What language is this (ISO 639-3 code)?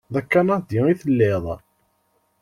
kab